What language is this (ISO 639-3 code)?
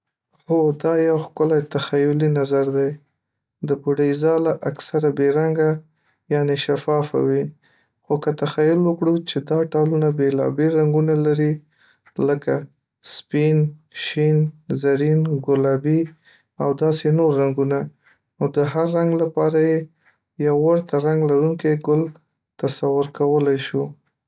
pus